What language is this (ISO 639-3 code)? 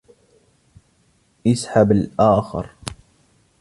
ara